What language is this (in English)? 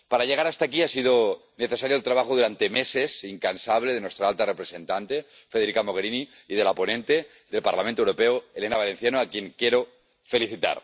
Spanish